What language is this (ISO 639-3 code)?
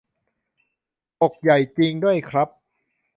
tha